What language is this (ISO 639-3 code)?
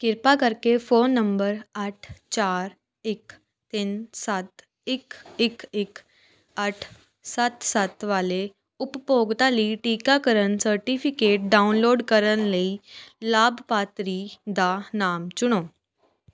pan